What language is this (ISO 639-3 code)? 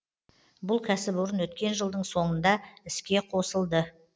kaz